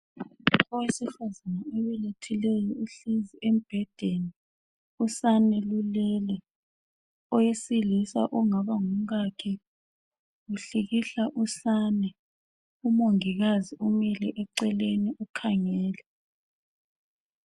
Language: North Ndebele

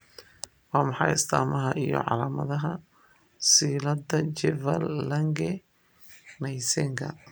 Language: Somali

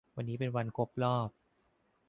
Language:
Thai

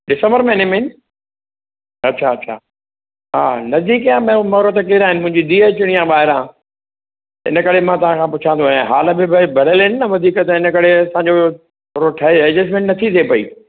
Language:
Sindhi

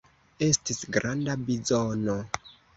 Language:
Esperanto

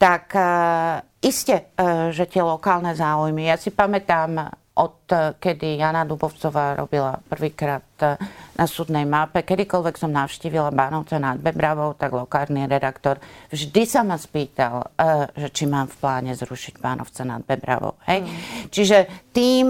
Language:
Slovak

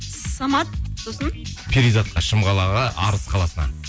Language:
Kazakh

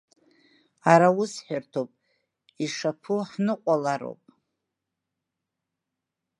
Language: Abkhazian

